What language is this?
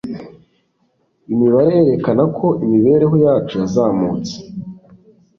Kinyarwanda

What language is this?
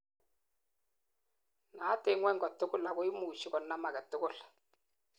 Kalenjin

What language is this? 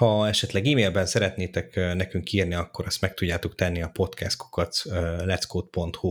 Hungarian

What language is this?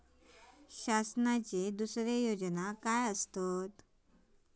Marathi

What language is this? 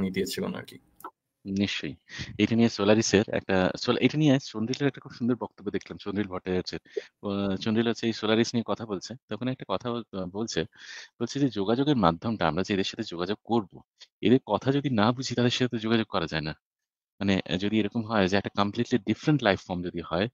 Bangla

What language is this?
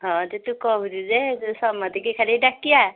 Odia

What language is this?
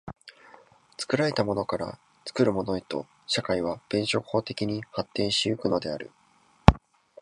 Japanese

